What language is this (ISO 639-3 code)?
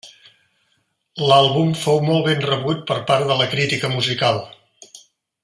cat